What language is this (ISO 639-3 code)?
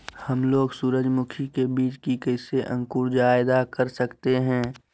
mag